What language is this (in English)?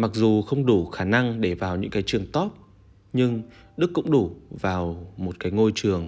Vietnamese